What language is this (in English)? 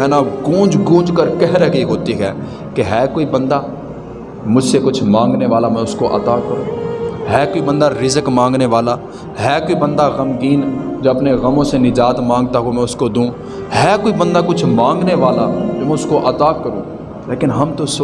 Urdu